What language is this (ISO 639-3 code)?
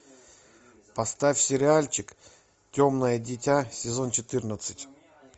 rus